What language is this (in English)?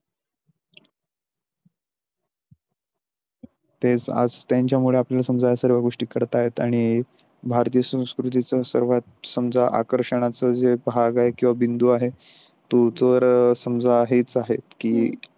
Marathi